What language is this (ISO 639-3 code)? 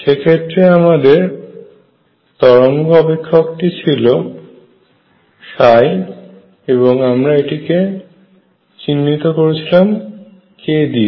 ben